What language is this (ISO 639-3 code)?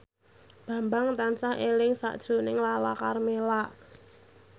jav